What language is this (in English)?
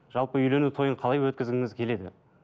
Kazakh